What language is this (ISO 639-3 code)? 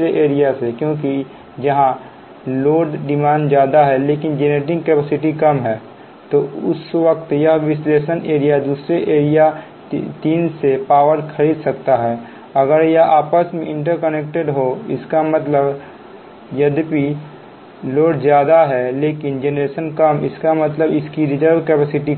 hin